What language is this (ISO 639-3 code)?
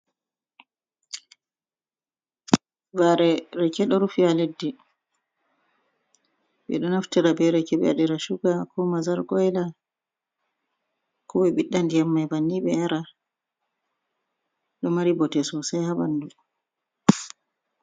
ful